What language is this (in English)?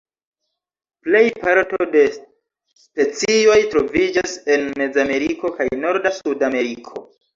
Esperanto